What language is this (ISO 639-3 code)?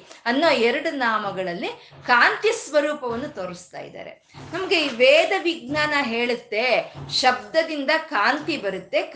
kan